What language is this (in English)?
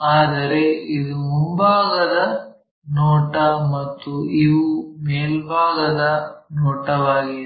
Kannada